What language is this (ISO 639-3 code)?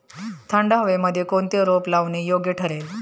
mar